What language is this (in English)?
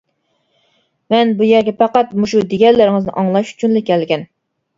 Uyghur